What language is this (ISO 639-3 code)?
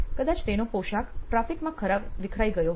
guj